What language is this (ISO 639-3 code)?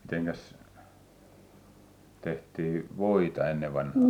fin